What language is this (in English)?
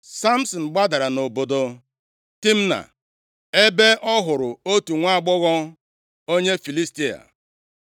Igbo